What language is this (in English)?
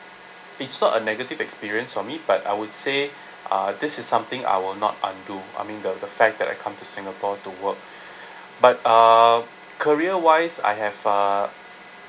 English